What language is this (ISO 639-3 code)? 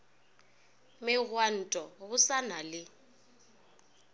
nso